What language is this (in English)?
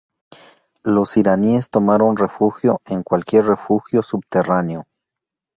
Spanish